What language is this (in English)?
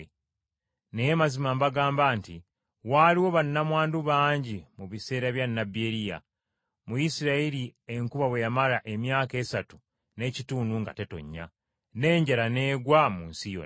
Ganda